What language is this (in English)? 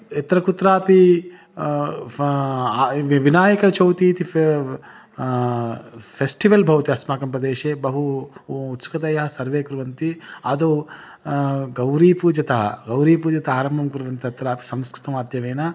Sanskrit